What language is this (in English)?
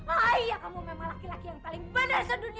Indonesian